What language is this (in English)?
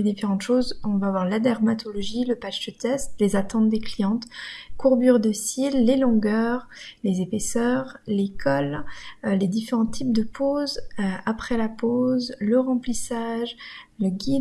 French